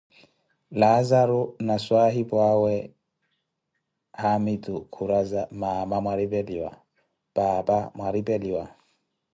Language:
Koti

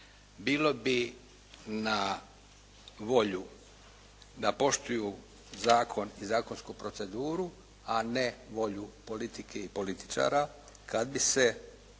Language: Croatian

